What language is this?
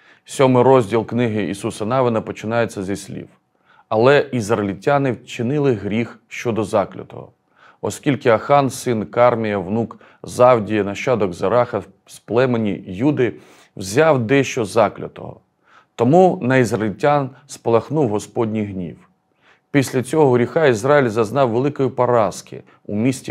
Ukrainian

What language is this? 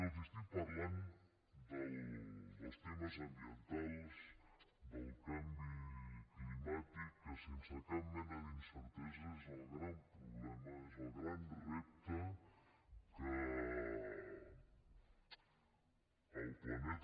Catalan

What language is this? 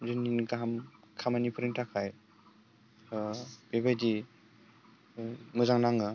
Bodo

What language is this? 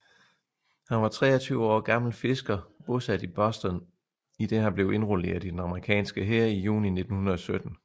Danish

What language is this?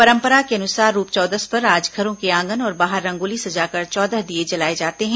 Hindi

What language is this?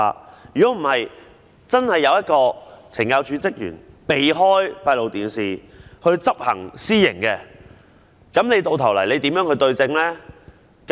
Cantonese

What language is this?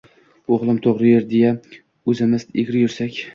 Uzbek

